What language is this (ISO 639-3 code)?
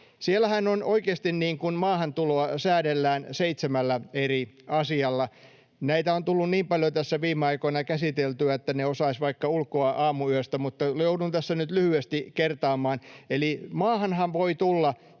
fin